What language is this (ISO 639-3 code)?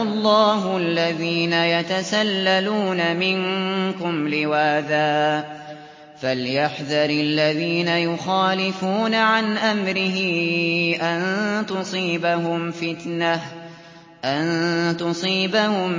ara